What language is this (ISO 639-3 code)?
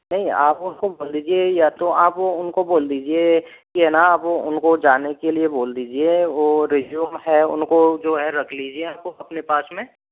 hin